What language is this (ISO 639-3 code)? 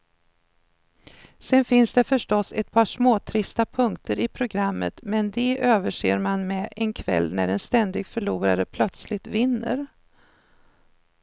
swe